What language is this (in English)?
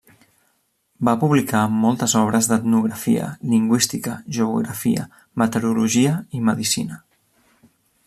Catalan